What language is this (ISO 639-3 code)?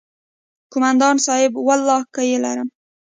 pus